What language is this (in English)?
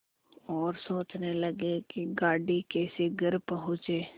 Hindi